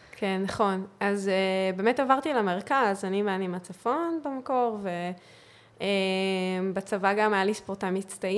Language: Hebrew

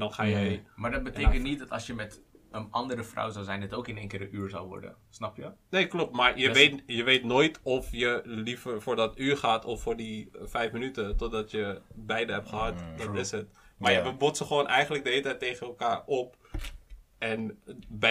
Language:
Dutch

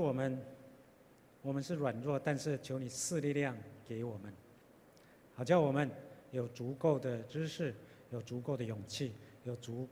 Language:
Chinese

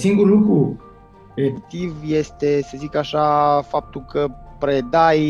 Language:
Romanian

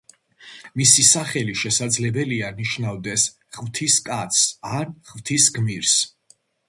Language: Georgian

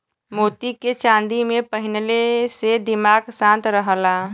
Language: Bhojpuri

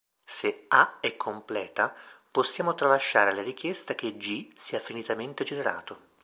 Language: Italian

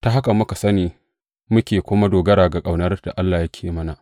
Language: Hausa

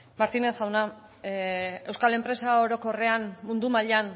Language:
Basque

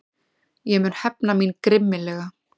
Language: Icelandic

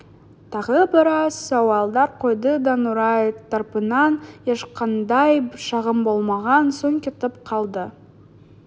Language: Kazakh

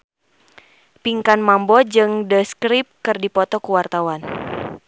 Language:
Sundanese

